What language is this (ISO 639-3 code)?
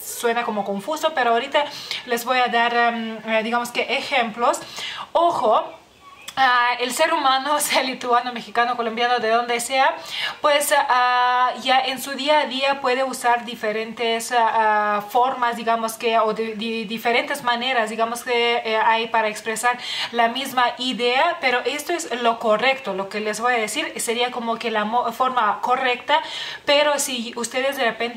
spa